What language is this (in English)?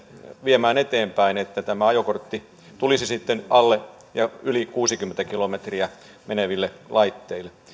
Finnish